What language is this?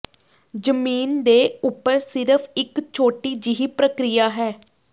Punjabi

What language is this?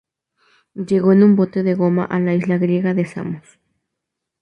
Spanish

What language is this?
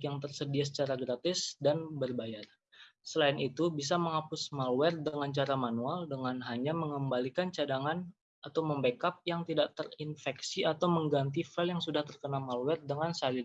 Indonesian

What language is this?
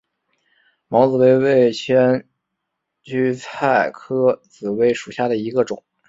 Chinese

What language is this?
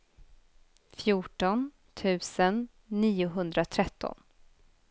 Swedish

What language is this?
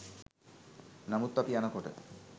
Sinhala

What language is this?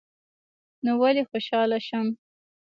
Pashto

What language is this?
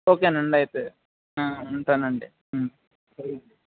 Telugu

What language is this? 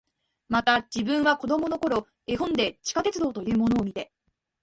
Japanese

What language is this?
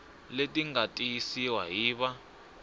Tsonga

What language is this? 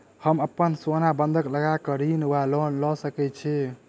Maithili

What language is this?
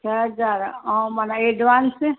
Sindhi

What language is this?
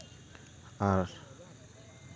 Santali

